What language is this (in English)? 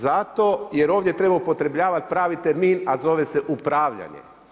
Croatian